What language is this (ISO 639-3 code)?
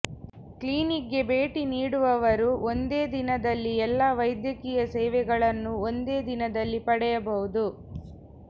kan